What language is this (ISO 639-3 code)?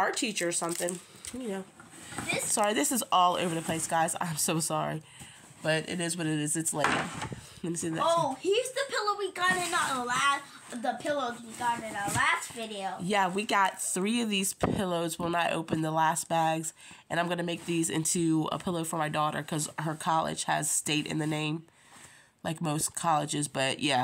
eng